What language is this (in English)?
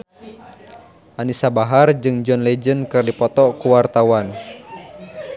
Sundanese